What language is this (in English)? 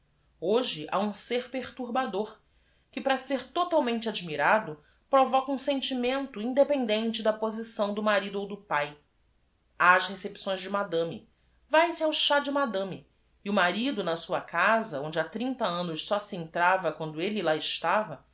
Portuguese